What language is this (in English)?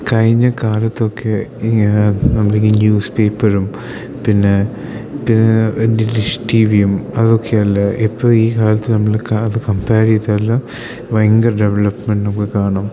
Malayalam